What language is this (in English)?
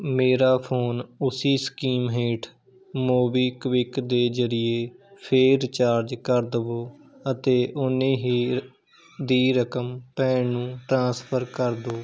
Punjabi